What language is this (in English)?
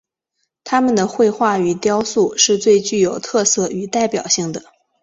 Chinese